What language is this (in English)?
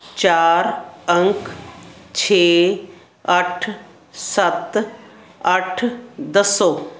Punjabi